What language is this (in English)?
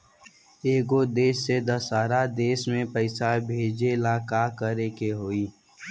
Bhojpuri